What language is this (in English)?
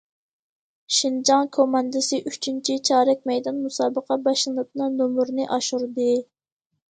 Uyghur